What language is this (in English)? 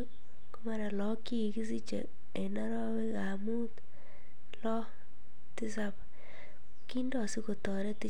Kalenjin